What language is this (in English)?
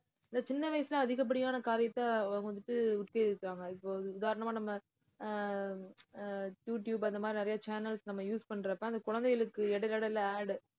Tamil